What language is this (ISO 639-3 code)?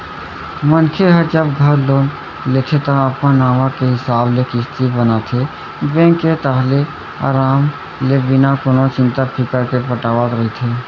hne